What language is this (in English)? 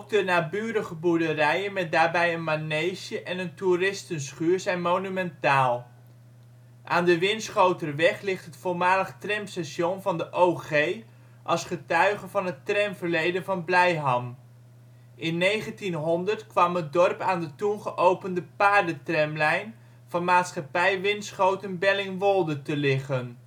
Dutch